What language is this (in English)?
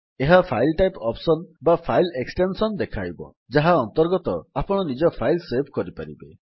Odia